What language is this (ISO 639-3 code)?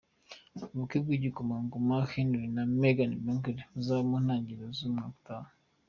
kin